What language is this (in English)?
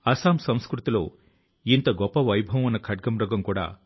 Telugu